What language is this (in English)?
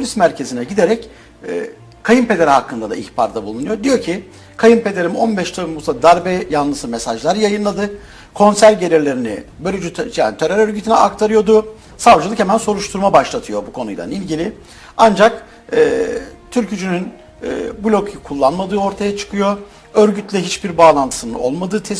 Turkish